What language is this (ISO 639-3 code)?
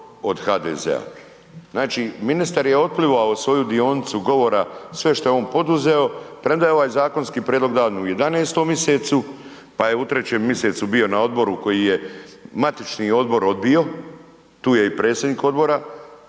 hrv